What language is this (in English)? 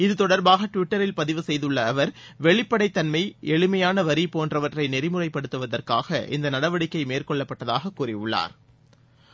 Tamil